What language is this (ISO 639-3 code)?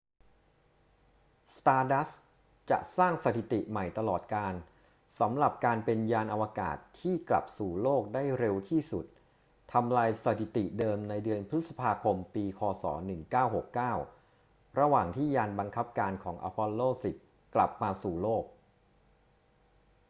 tha